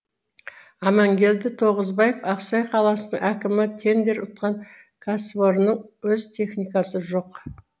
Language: Kazakh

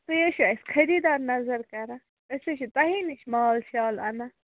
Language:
Kashmiri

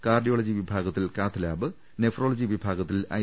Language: Malayalam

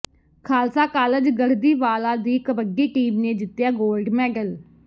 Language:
Punjabi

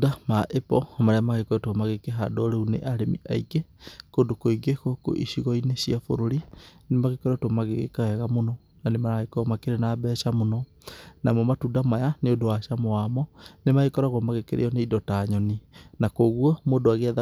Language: Kikuyu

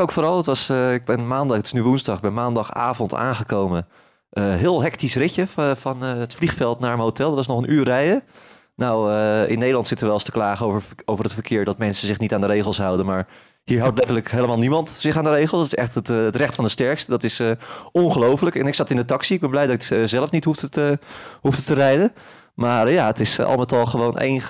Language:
Dutch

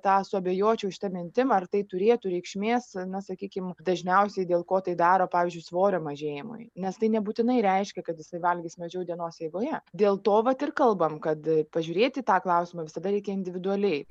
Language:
Lithuanian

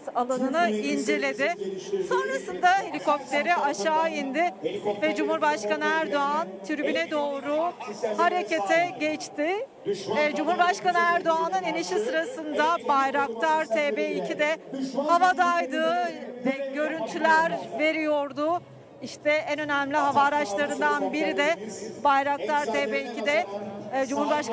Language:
Turkish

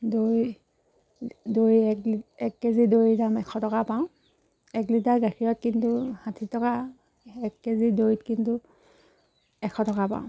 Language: Assamese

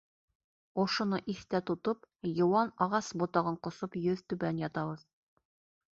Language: Bashkir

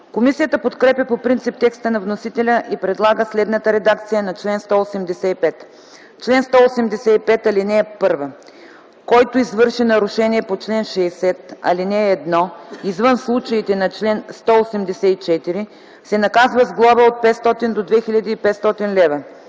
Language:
Bulgarian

